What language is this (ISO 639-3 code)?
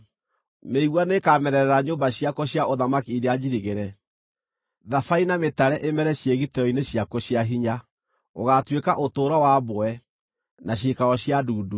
kik